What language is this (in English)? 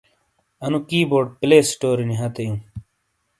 Shina